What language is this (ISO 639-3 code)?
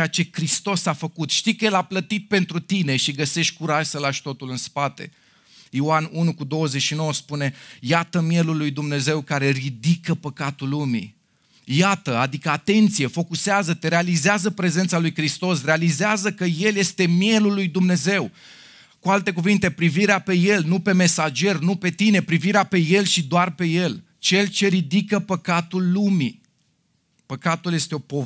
ron